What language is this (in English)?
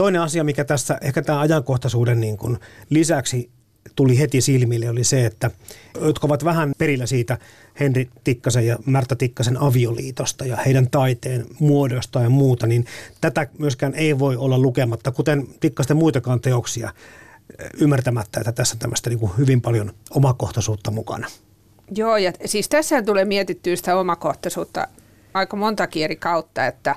Finnish